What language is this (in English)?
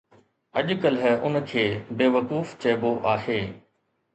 Sindhi